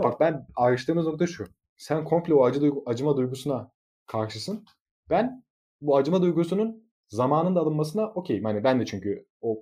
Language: Turkish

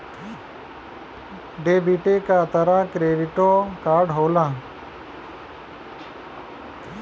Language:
Bhojpuri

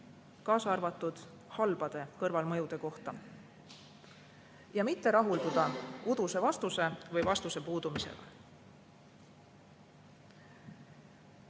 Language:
Estonian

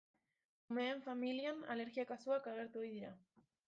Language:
Basque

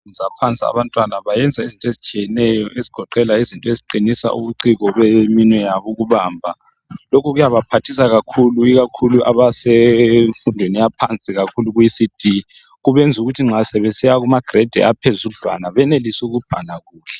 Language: North Ndebele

